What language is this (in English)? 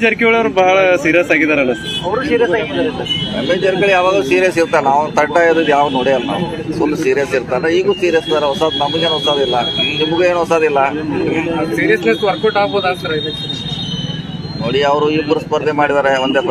Hindi